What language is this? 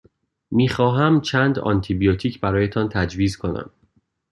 Persian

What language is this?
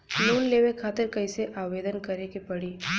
Bhojpuri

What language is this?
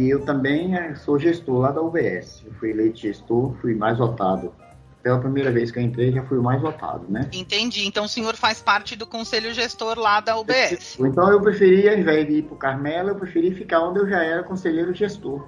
Portuguese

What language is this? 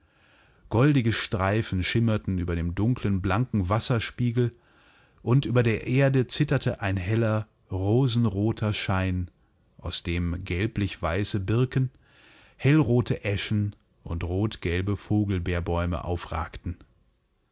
German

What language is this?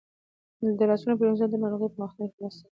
Pashto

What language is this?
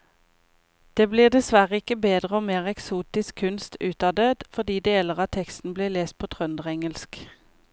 Norwegian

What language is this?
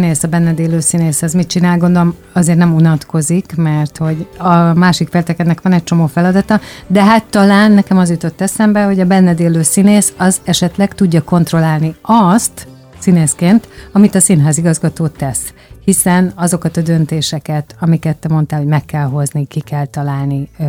Hungarian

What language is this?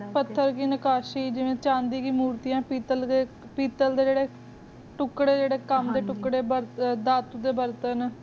Punjabi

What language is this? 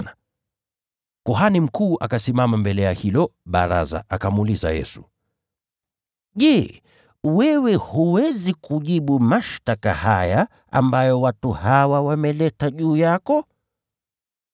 Swahili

